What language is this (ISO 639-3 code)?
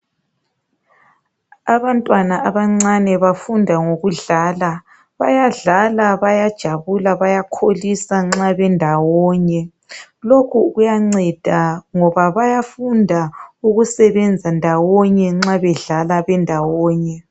nde